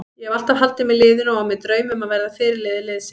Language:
Icelandic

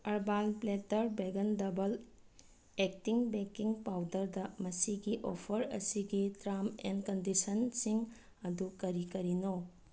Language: Manipuri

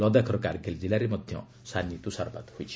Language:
Odia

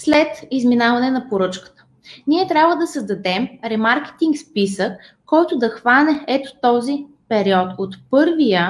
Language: Bulgarian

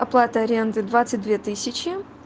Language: Russian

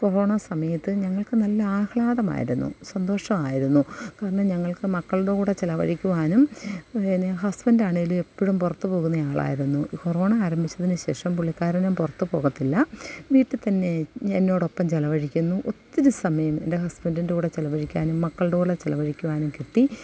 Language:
Malayalam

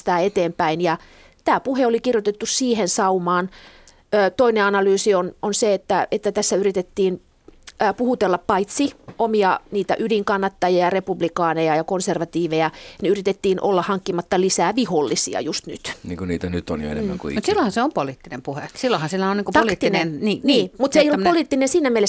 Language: Finnish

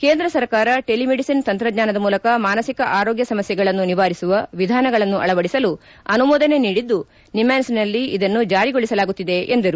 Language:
Kannada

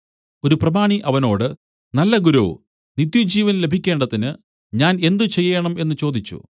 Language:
Malayalam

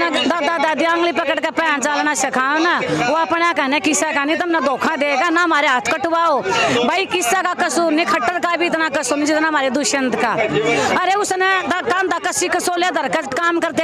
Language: Romanian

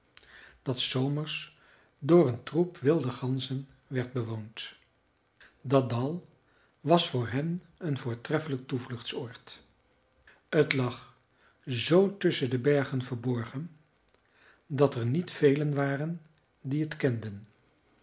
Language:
Dutch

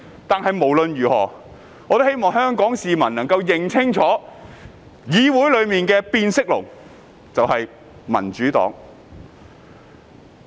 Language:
Cantonese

